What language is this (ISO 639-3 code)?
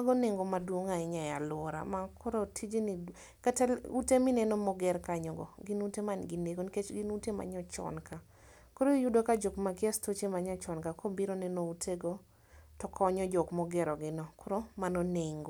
luo